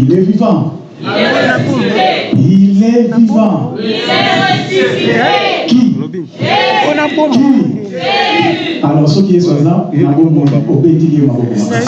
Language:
French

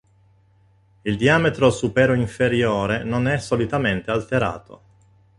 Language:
Italian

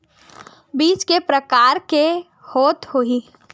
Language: Chhattisgarhi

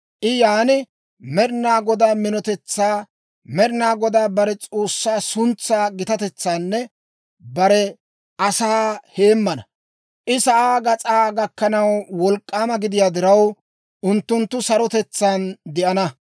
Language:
Dawro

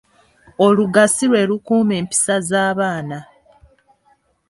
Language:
Ganda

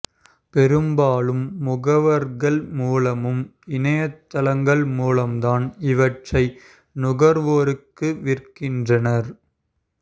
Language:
Tamil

